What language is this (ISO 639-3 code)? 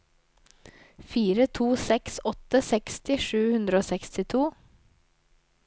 nor